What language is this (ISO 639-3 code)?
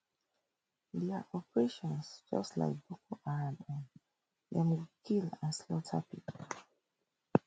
pcm